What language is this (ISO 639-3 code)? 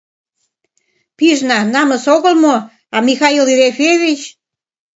chm